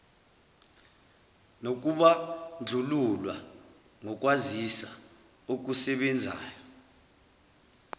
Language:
Zulu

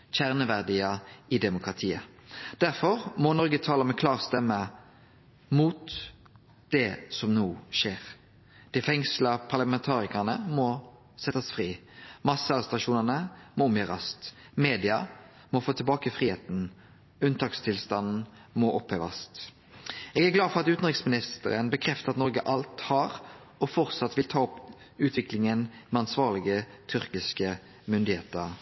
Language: Norwegian Nynorsk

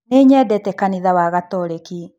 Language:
Kikuyu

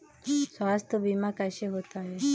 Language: Hindi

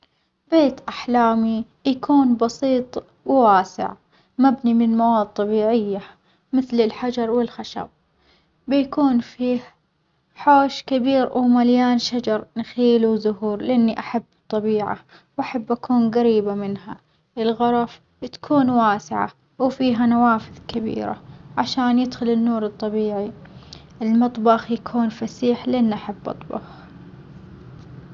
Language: Omani Arabic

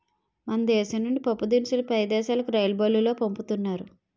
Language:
Telugu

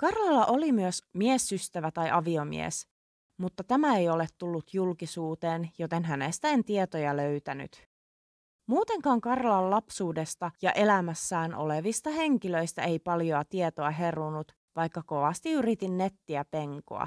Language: Finnish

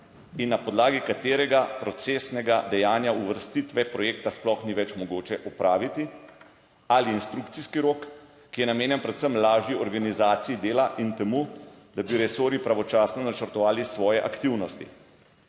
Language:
Slovenian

